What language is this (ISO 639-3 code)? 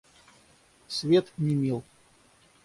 rus